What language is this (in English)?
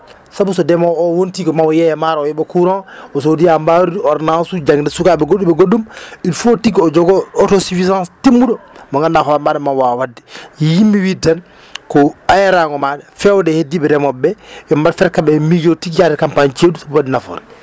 Fula